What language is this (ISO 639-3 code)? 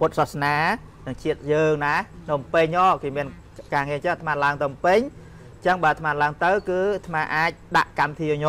tha